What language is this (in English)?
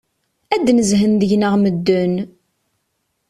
Kabyle